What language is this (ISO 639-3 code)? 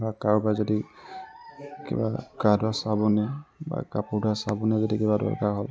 asm